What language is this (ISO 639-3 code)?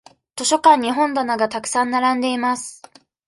jpn